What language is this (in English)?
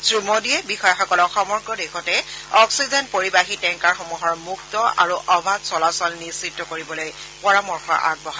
Assamese